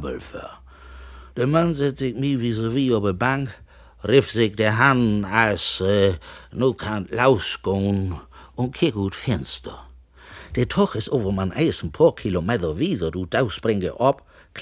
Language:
German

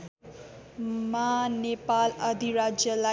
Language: Nepali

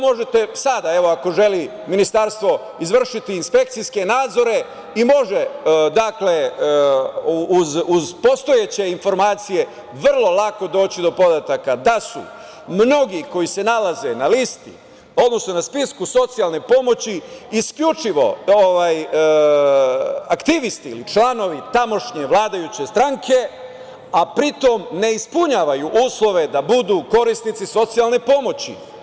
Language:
Serbian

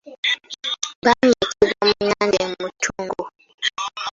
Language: Ganda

